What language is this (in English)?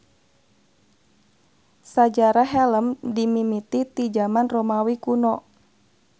Sundanese